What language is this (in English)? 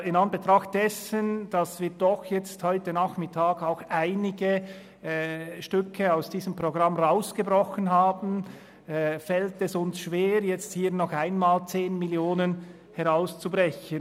Swiss German